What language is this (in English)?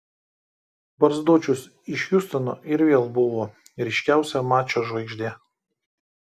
Lithuanian